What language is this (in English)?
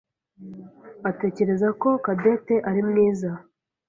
Kinyarwanda